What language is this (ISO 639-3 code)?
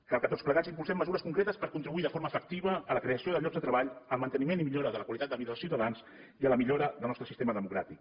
cat